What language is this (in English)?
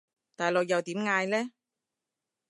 Cantonese